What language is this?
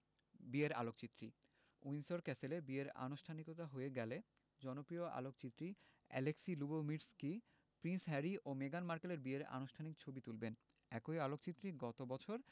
Bangla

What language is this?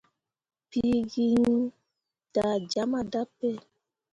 Mundang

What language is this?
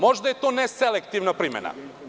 Serbian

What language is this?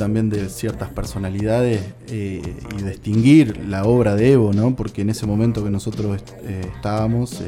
Spanish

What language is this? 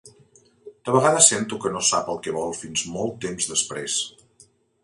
Catalan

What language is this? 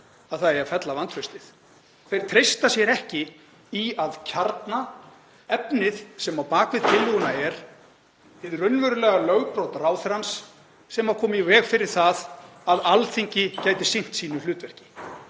Icelandic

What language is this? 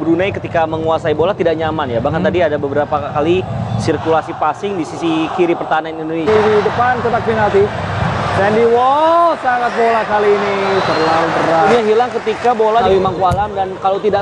Indonesian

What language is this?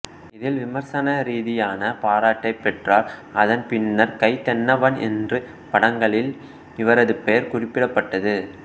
Tamil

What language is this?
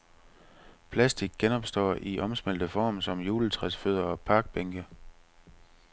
Danish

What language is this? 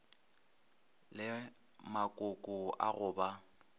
Northern Sotho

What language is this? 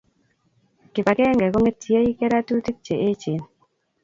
Kalenjin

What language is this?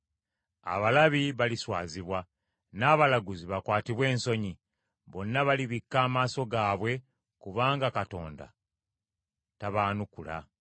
Ganda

